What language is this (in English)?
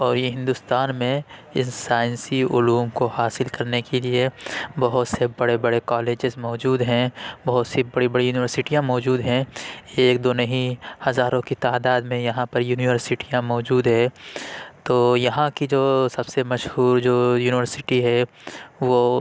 Urdu